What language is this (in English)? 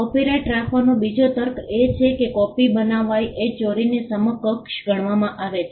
Gujarati